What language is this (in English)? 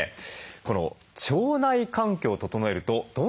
Japanese